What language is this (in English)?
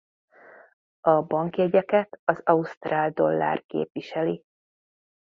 Hungarian